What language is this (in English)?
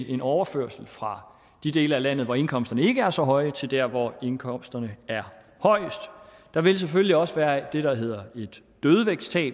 Danish